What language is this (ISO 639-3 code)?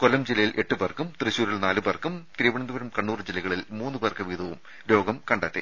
mal